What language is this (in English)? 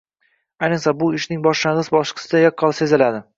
Uzbek